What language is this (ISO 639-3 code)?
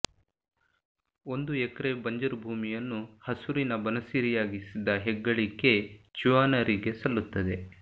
kan